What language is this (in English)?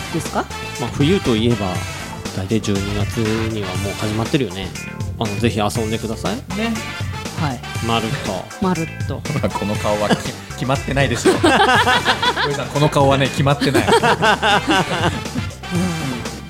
Japanese